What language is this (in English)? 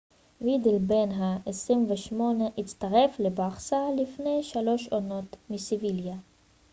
Hebrew